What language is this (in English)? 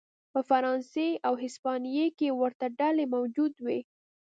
Pashto